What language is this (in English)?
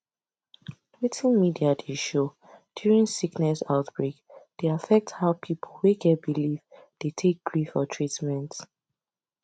Nigerian Pidgin